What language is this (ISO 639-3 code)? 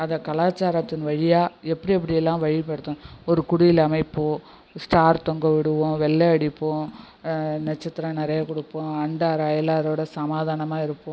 tam